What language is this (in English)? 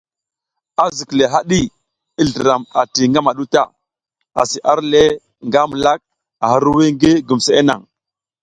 South Giziga